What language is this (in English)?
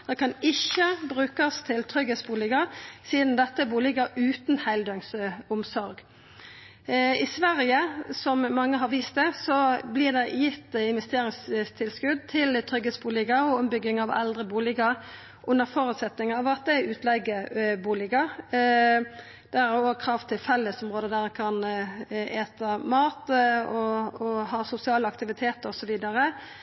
Norwegian Nynorsk